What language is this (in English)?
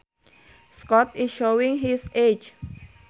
Sundanese